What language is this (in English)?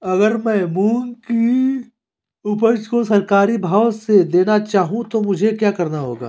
Hindi